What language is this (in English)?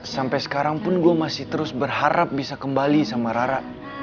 Indonesian